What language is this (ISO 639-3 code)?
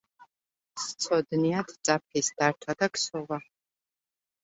kat